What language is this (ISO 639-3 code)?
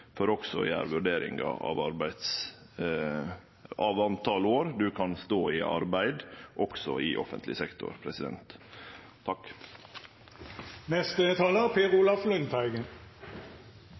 nno